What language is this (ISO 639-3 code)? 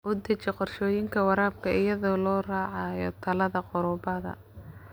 som